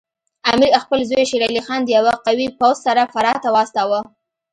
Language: Pashto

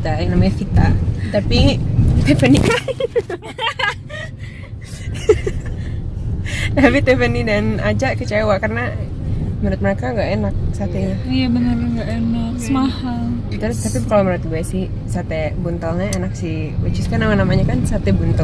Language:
Indonesian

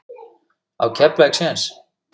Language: Icelandic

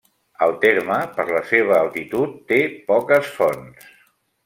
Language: Catalan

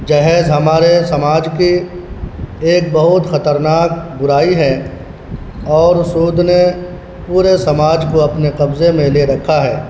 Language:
Urdu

